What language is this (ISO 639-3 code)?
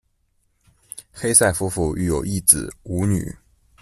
zho